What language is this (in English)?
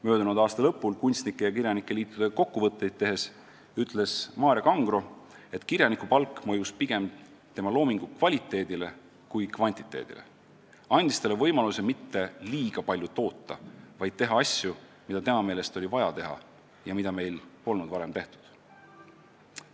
Estonian